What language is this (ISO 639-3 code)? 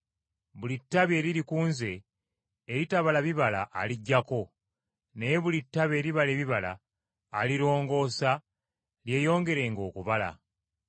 lug